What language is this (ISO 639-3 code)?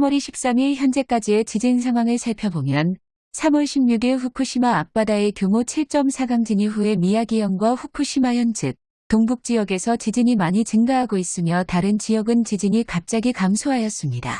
kor